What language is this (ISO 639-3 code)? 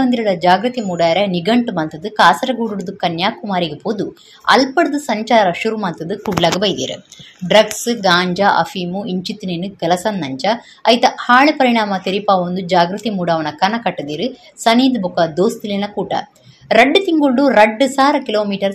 kan